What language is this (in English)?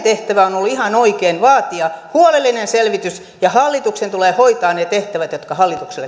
Finnish